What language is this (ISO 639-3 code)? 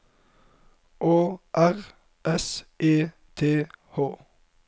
nor